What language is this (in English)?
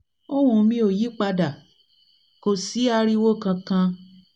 Yoruba